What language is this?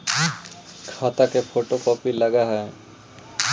Magahi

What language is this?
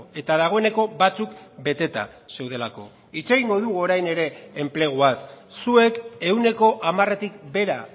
Basque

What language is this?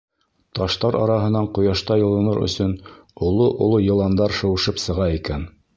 Bashkir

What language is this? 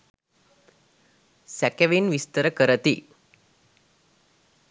Sinhala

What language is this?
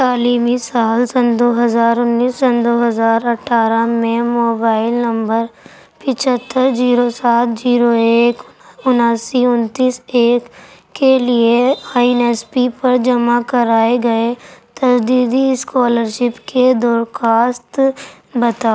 Urdu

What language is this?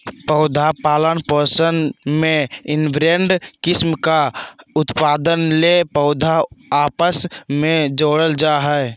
Magahi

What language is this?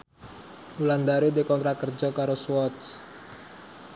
Javanese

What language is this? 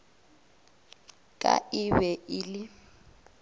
Northern Sotho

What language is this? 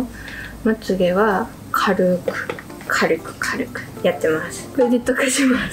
Japanese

